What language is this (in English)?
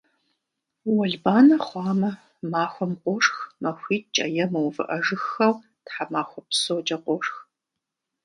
Kabardian